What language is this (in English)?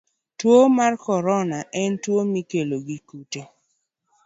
Luo (Kenya and Tanzania)